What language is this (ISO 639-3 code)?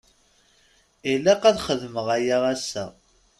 kab